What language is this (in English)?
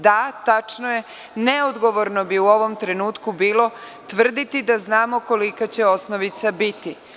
Serbian